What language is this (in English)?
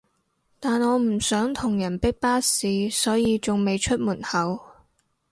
Cantonese